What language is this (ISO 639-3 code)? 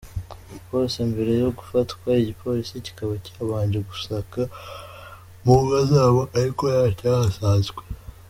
kin